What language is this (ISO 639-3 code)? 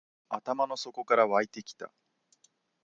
jpn